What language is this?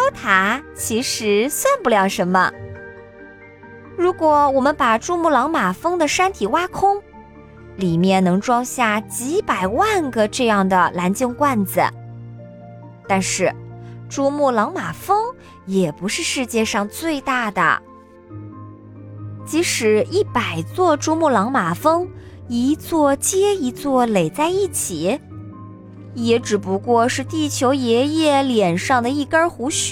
Chinese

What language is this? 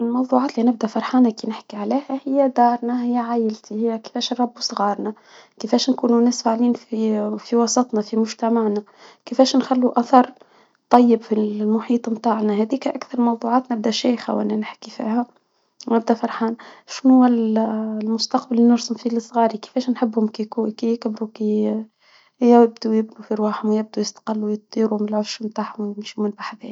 Tunisian Arabic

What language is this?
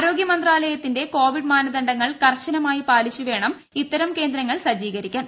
Malayalam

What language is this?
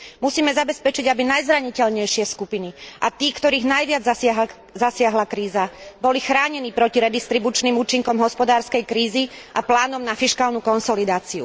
Slovak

